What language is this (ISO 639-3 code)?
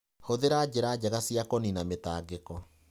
kik